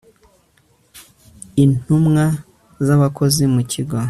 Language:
Kinyarwanda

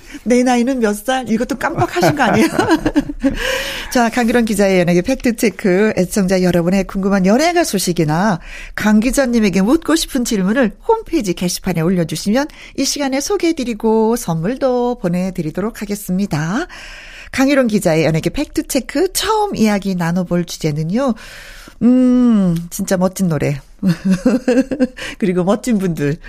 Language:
Korean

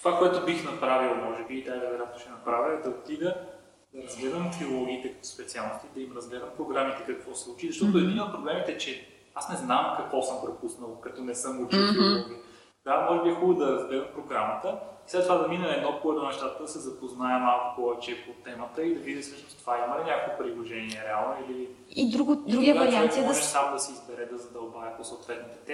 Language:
Bulgarian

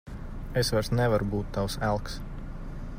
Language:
Latvian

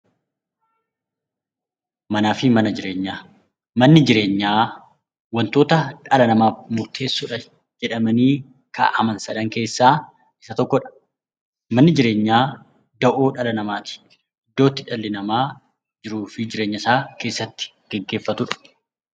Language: Oromo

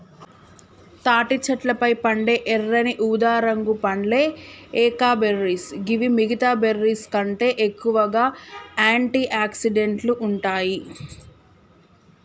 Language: Telugu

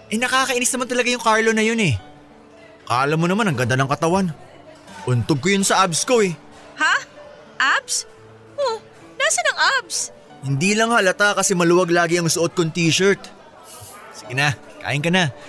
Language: Filipino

